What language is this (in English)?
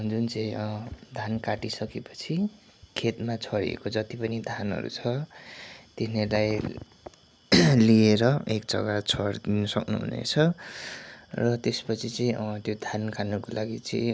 Nepali